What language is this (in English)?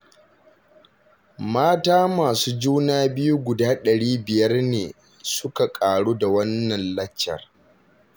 Hausa